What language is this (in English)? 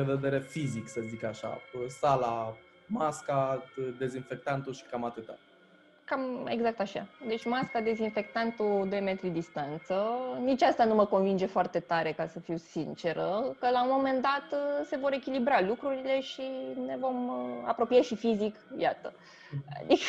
Romanian